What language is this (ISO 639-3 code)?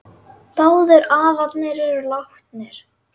isl